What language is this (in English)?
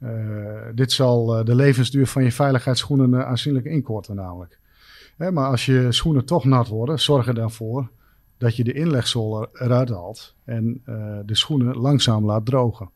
Dutch